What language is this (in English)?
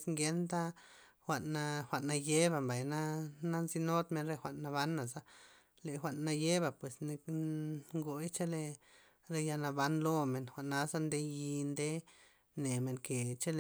Loxicha Zapotec